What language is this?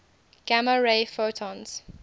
English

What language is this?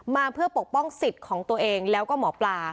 Thai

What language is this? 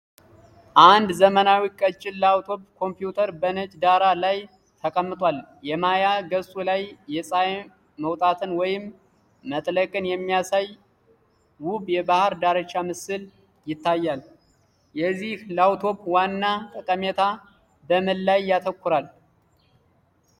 Amharic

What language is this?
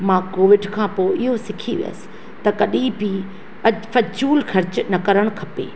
Sindhi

